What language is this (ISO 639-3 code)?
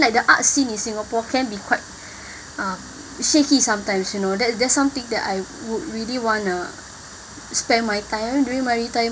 eng